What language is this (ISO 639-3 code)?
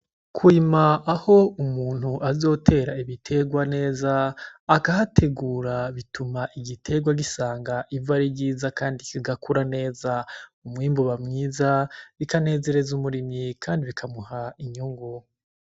run